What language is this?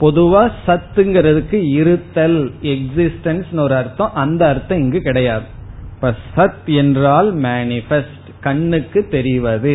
Tamil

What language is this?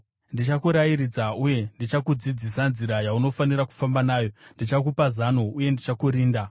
Shona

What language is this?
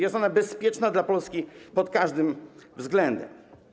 Polish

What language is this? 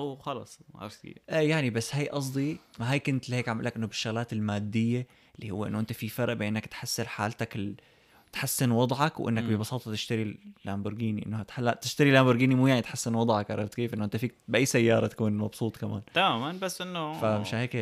Arabic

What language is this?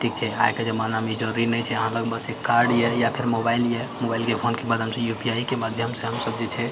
Maithili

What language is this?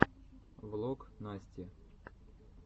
Russian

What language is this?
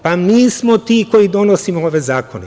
Serbian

